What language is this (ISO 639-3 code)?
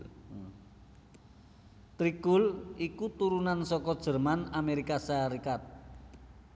jav